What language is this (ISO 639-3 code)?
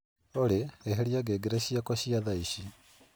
kik